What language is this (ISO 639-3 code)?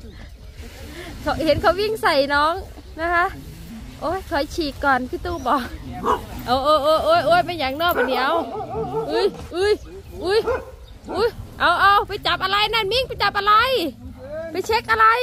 tha